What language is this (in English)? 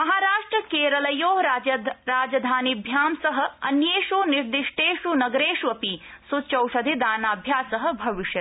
Sanskrit